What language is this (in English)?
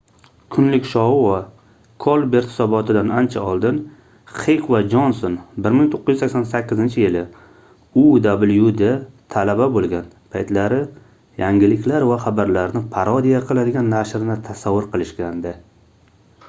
Uzbek